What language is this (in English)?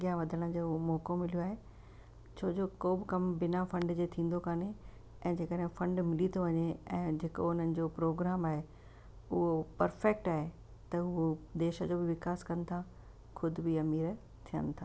Sindhi